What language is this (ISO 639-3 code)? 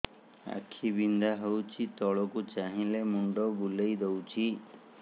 ori